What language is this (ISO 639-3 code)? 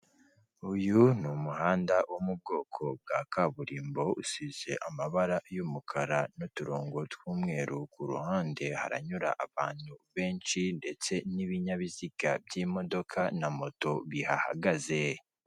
kin